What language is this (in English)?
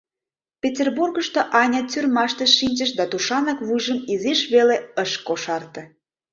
Mari